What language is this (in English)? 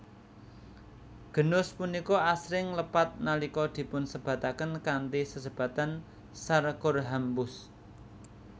Javanese